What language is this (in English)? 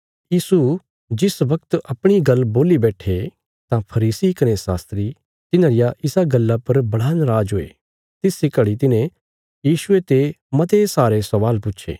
Bilaspuri